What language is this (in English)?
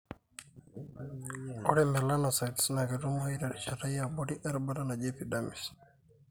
Masai